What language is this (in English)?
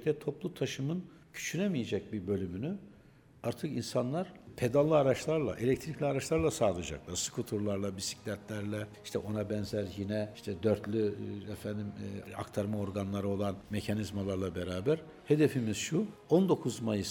Turkish